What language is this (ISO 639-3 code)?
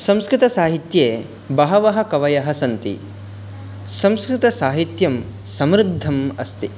san